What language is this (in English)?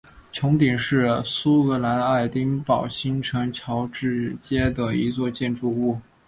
Chinese